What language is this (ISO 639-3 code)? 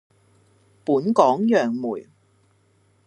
yue